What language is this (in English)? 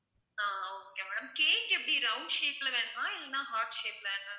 Tamil